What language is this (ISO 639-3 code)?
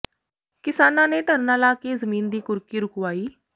pan